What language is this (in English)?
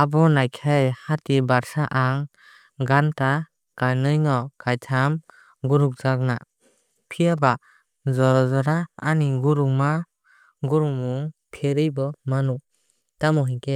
Kok Borok